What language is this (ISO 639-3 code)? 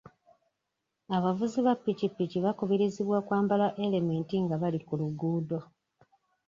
lug